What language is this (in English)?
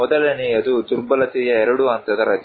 Kannada